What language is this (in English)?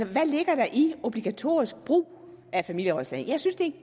Danish